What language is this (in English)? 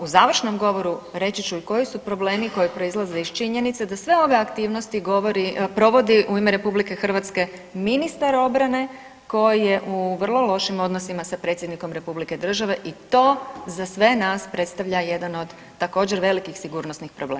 Croatian